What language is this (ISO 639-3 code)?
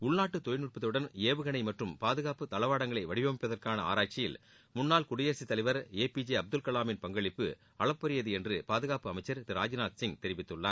tam